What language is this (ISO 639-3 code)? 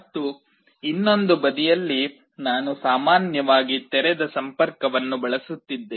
kan